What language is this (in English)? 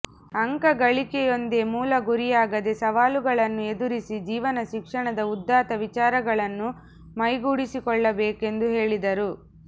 Kannada